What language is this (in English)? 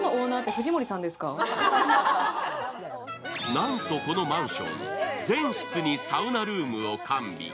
Japanese